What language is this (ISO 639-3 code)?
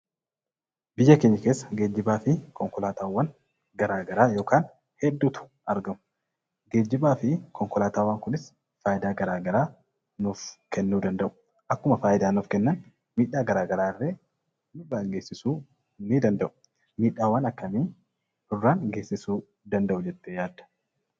orm